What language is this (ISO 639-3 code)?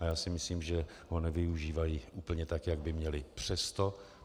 ces